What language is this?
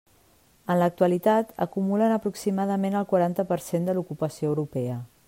Catalan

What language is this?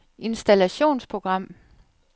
Danish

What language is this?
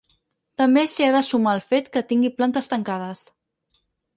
Catalan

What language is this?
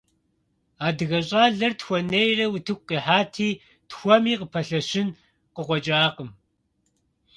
Kabardian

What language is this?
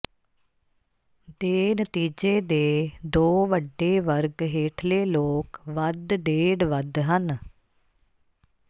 Punjabi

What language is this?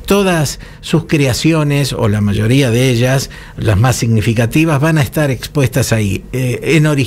Spanish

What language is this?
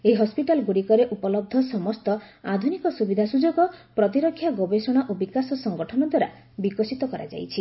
Odia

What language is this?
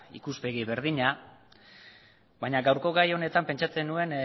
Basque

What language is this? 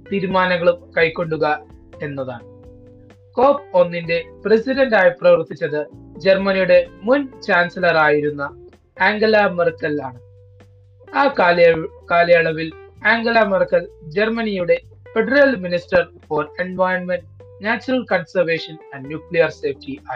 Malayalam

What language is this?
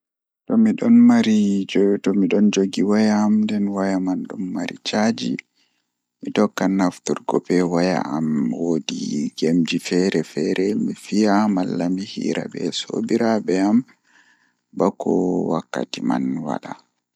Fula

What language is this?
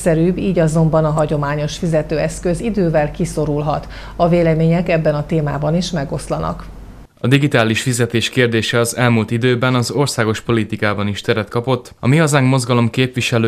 Hungarian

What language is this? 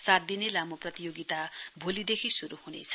Nepali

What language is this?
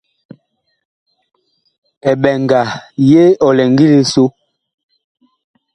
Bakoko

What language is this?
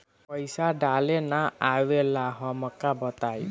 Bhojpuri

